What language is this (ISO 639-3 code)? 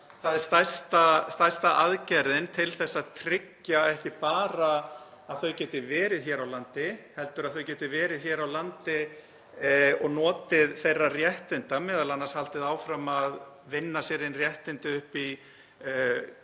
isl